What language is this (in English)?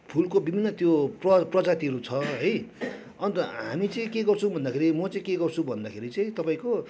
Nepali